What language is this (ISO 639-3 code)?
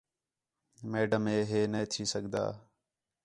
xhe